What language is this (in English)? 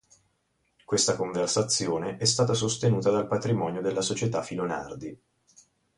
Italian